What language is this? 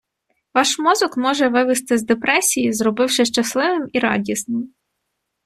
Ukrainian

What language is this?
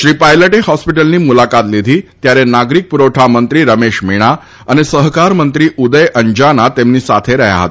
Gujarati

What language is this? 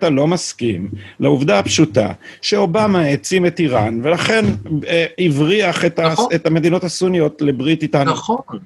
Hebrew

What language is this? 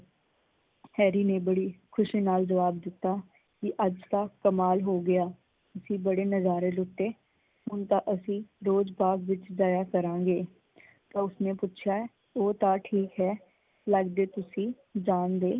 Punjabi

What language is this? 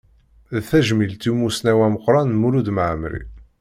Kabyle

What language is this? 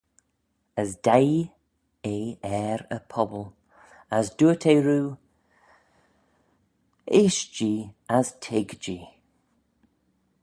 Manx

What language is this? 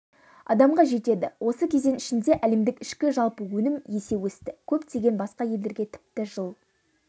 Kazakh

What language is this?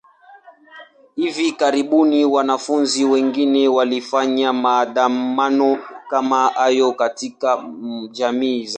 Swahili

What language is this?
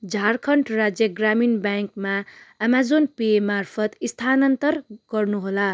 Nepali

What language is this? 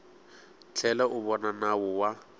Tsonga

